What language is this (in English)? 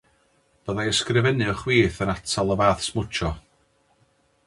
Welsh